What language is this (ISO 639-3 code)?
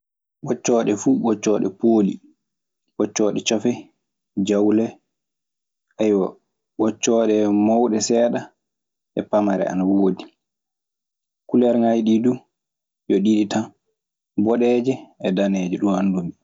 ffm